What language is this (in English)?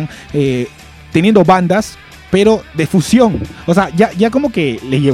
Spanish